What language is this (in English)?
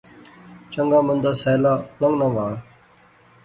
Pahari-Potwari